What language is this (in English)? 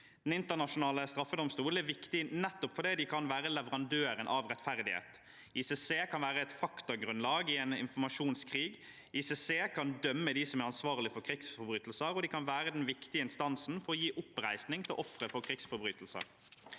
Norwegian